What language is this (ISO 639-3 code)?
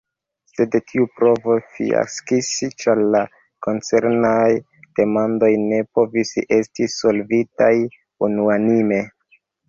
epo